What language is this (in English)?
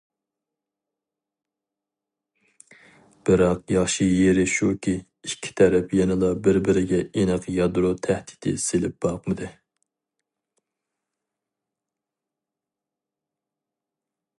Uyghur